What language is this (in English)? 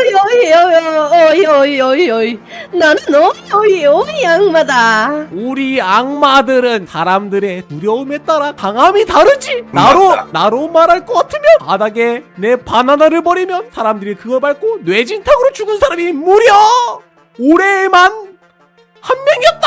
Korean